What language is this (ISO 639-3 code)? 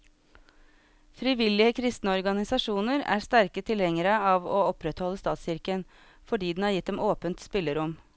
nor